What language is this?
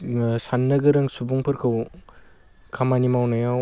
Bodo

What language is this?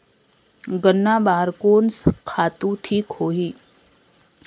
Chhattisgarhi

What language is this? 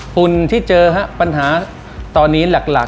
Thai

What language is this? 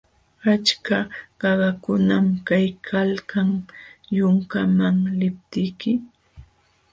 Jauja Wanca Quechua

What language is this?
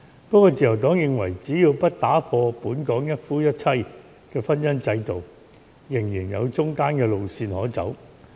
Cantonese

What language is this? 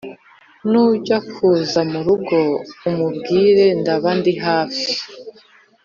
Kinyarwanda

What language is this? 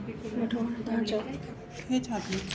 Sindhi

